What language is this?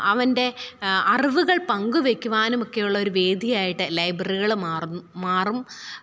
Malayalam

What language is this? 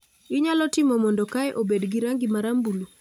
Luo (Kenya and Tanzania)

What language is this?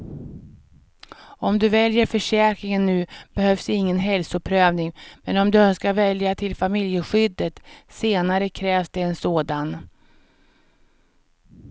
Swedish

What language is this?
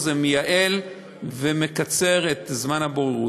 Hebrew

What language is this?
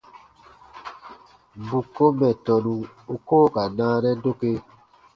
Baatonum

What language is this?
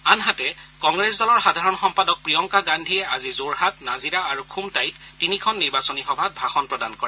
Assamese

